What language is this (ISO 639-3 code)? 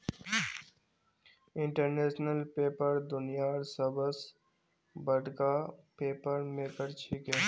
mag